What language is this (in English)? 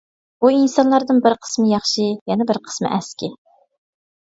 Uyghur